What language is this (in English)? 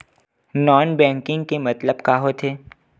Chhattisgarhi